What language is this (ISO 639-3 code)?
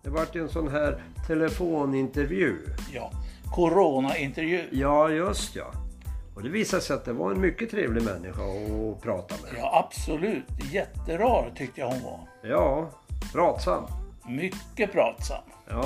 swe